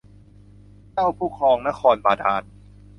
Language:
Thai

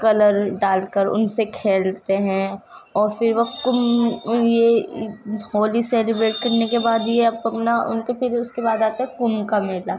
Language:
Urdu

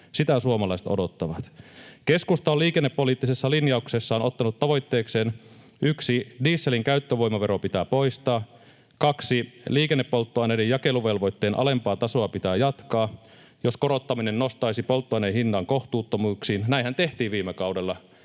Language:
Finnish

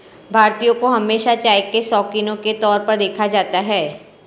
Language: Hindi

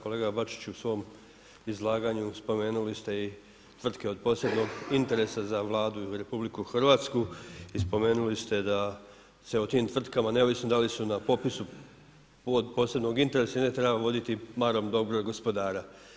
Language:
Croatian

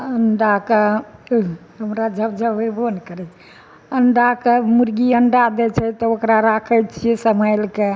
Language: Maithili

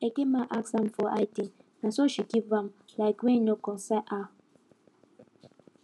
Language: Nigerian Pidgin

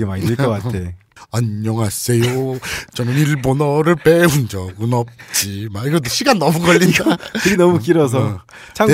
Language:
Korean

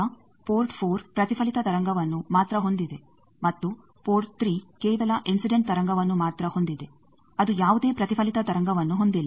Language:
Kannada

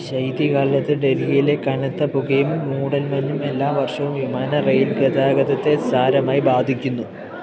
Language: Malayalam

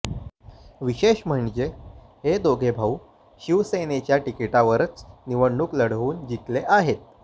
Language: Marathi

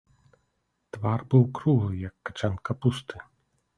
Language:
Belarusian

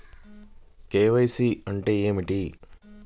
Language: Telugu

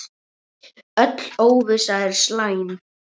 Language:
Icelandic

